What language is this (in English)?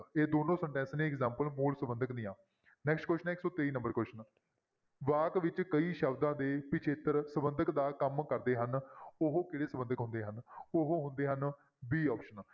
Punjabi